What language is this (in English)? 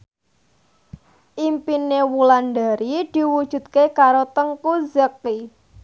Javanese